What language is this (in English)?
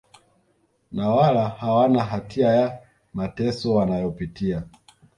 Swahili